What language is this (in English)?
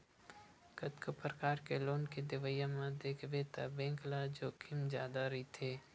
Chhattisgarhi